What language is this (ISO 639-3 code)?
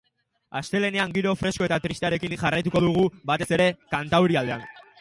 eus